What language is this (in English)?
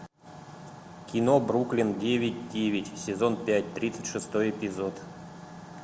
Russian